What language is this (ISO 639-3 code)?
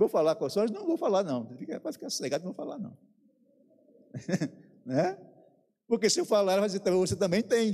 por